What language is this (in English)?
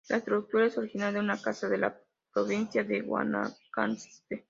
Spanish